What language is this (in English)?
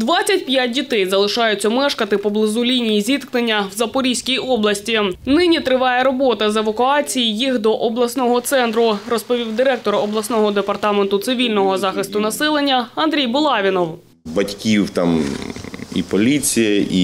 Ukrainian